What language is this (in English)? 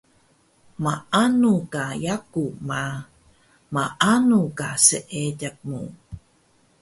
Taroko